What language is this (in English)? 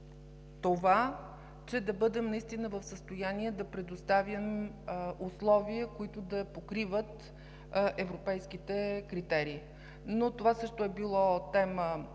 Bulgarian